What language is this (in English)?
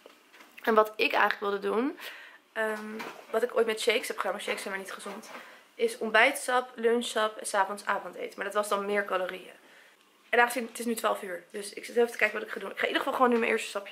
Dutch